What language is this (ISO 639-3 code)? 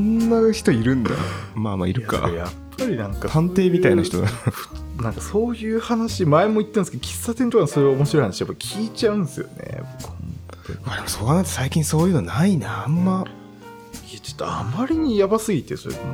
jpn